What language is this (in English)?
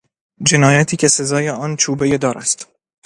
Persian